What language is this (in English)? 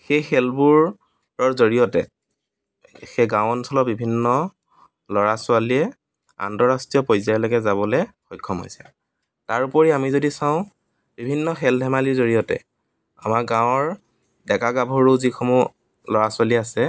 Assamese